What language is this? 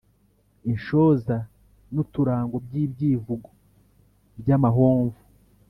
Kinyarwanda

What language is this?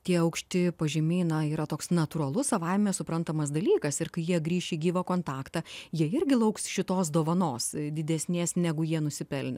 Lithuanian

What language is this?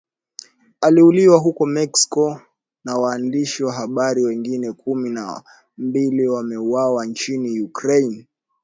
Swahili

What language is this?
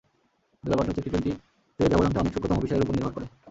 Bangla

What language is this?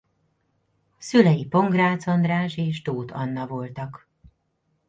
Hungarian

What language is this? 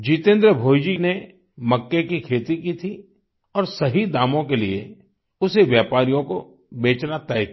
Hindi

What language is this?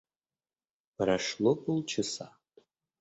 Russian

